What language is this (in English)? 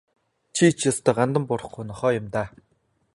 Mongolian